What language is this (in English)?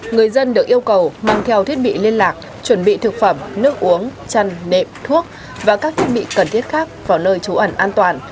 Vietnamese